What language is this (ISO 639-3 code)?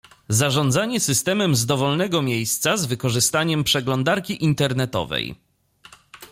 pol